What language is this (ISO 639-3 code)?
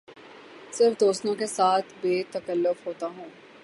urd